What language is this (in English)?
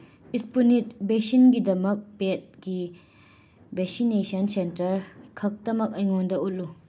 Manipuri